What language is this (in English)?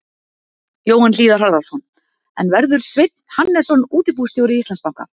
Icelandic